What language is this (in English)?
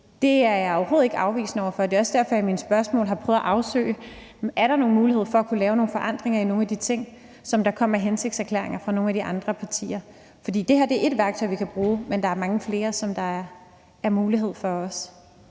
Danish